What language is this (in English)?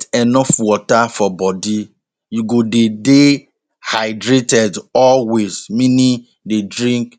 Nigerian Pidgin